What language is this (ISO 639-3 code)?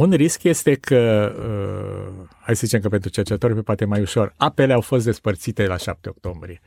ron